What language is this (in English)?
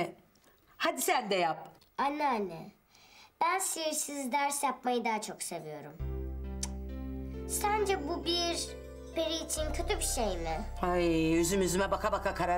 Turkish